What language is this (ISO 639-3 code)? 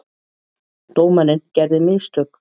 isl